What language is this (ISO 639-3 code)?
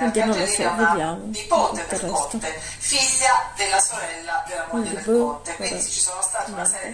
ita